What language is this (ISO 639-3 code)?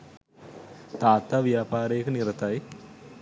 sin